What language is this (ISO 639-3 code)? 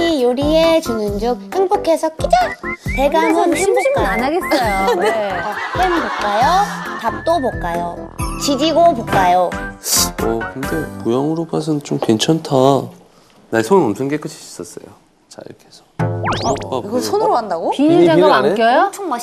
kor